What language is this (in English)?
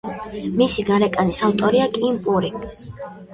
Georgian